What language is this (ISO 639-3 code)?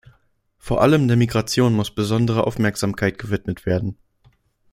deu